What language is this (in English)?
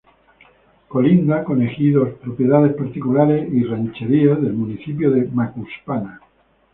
Spanish